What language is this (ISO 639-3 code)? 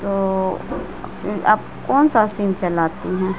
urd